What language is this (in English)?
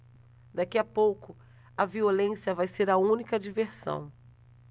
Portuguese